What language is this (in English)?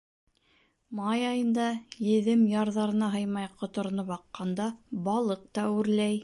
Bashkir